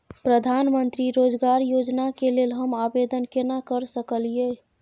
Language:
Maithili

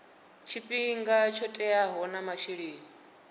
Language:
Venda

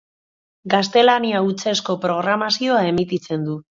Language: Basque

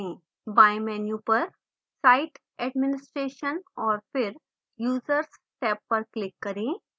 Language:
Hindi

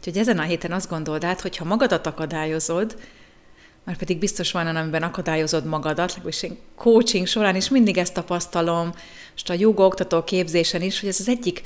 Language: Hungarian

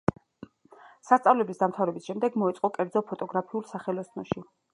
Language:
Georgian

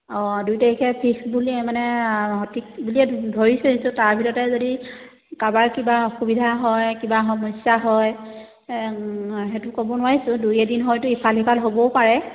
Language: Assamese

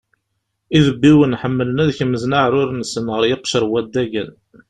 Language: Kabyle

